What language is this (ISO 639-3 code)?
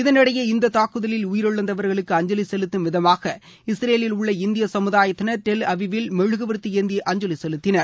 tam